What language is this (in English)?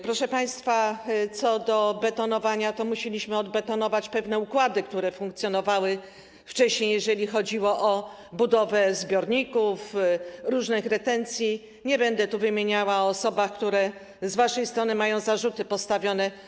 Polish